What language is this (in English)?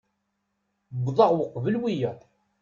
Kabyle